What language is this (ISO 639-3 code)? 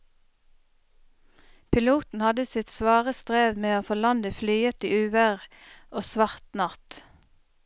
nor